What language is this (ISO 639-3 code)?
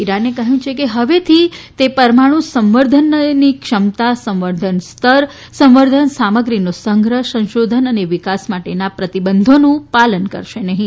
guj